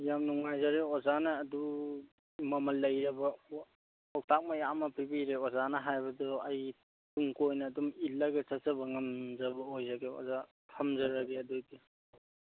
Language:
Manipuri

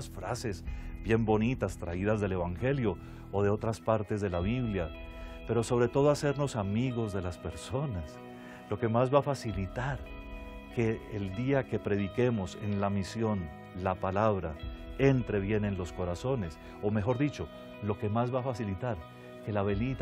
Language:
Spanish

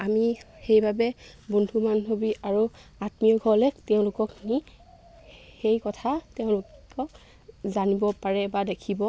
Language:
Assamese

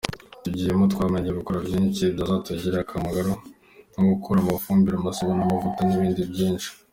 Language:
Kinyarwanda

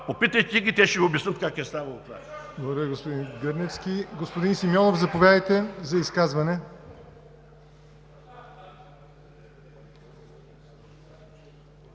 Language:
Bulgarian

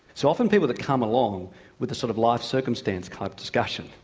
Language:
English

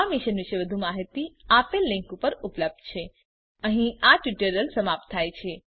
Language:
Gujarati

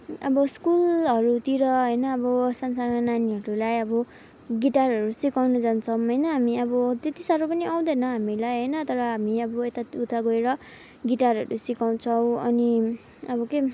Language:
Nepali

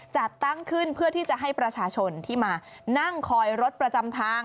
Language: Thai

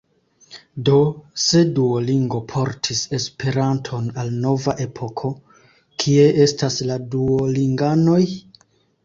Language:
Esperanto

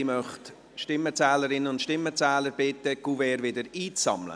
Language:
Swiss German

